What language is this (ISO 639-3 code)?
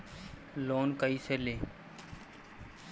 bho